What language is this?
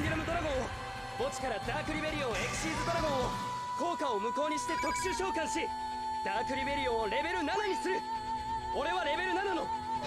Japanese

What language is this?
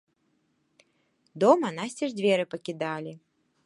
Belarusian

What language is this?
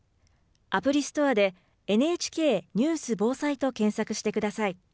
Japanese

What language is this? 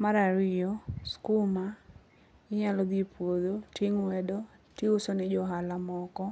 Luo (Kenya and Tanzania)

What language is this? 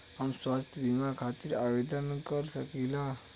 Bhojpuri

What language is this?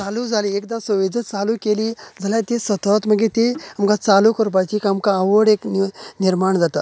Konkani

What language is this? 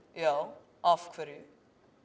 Icelandic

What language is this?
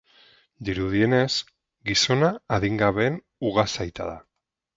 Basque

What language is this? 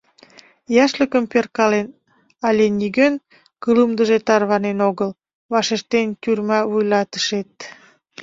Mari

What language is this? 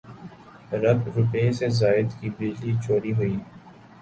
Urdu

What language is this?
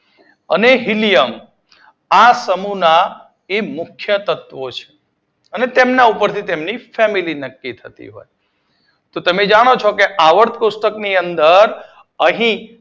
Gujarati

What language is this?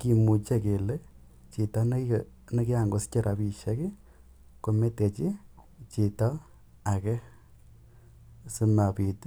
Kalenjin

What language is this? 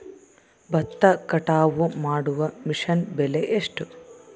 Kannada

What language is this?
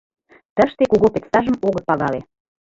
Mari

